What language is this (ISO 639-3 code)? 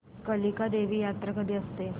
mar